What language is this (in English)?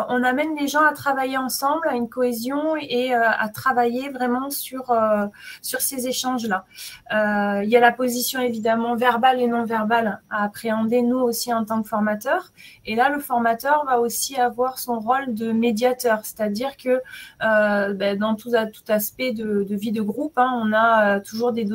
French